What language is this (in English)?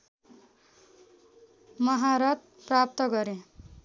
Nepali